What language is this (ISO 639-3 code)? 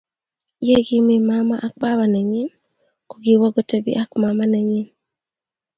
kln